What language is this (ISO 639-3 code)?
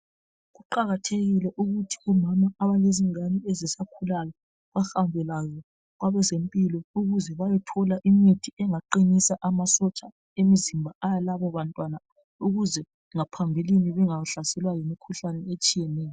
nde